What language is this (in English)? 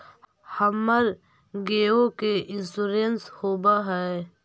Magahi